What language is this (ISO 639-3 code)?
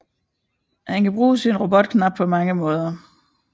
dan